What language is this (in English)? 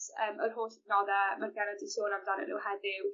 Welsh